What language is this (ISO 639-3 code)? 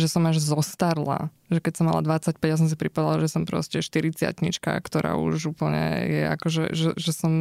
slk